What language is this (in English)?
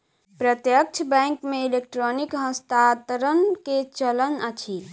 Maithili